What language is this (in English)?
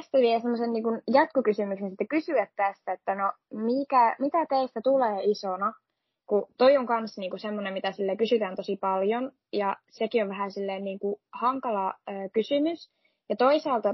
Finnish